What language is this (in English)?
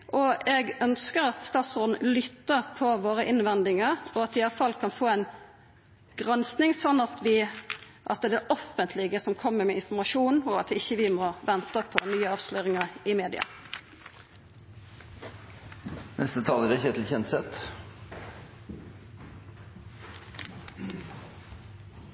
Norwegian